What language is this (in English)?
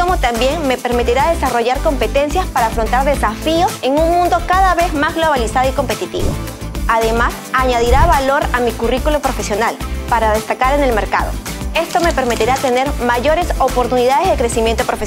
Spanish